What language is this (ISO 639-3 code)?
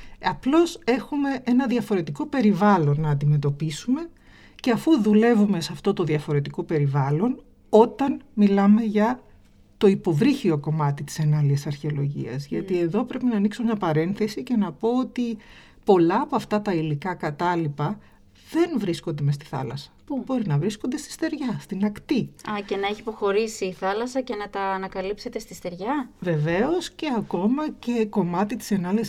ell